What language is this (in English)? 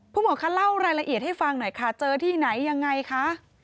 Thai